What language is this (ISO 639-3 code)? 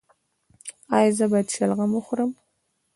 pus